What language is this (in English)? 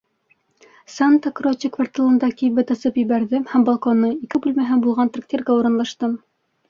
Bashkir